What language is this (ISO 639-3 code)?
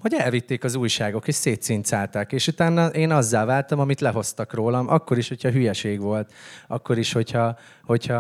hun